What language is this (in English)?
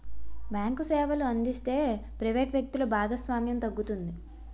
Telugu